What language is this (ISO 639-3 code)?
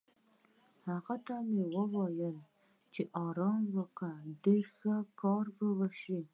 pus